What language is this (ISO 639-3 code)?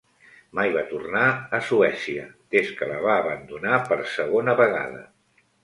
cat